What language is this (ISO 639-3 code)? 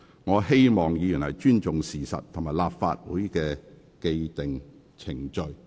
yue